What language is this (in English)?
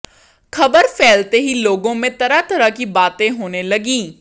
Hindi